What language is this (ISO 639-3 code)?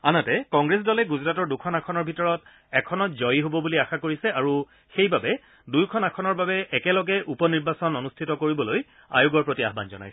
asm